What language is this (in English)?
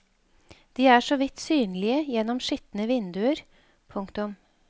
Norwegian